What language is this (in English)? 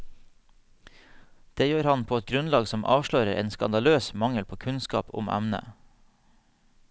Norwegian